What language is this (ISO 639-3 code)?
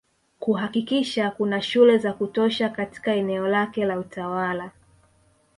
swa